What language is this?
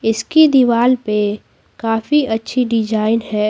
Hindi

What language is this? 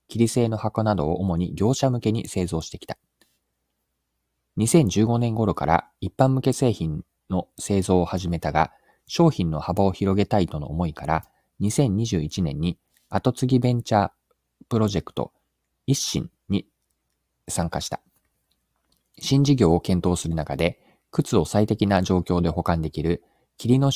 Japanese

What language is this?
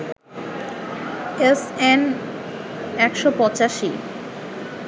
Bangla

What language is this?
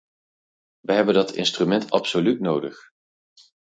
Dutch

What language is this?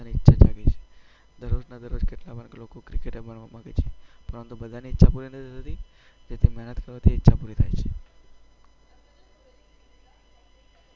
Gujarati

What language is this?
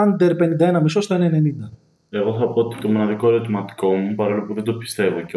Greek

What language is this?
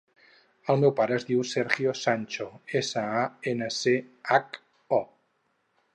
Catalan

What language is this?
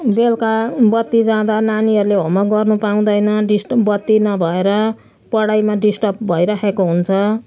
Nepali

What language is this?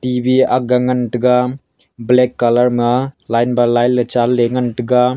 Wancho Naga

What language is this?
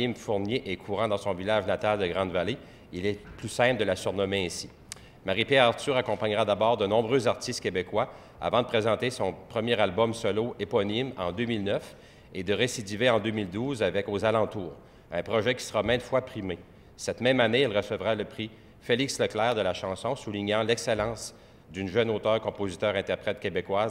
French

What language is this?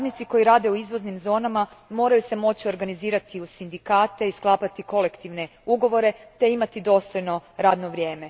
Croatian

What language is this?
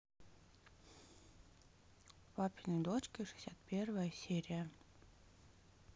Russian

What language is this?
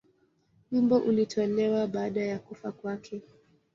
Swahili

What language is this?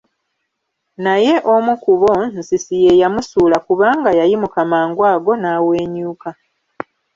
Ganda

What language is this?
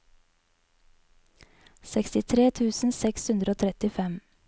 Norwegian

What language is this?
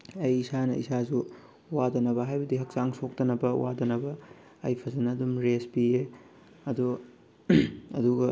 Manipuri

